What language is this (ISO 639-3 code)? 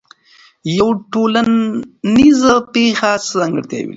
pus